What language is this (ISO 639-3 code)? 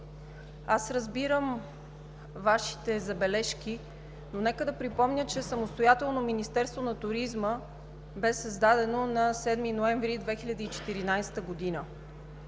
bul